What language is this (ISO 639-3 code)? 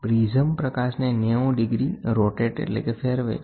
guj